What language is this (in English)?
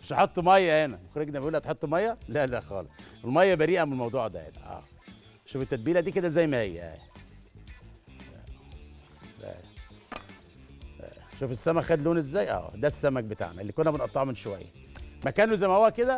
Arabic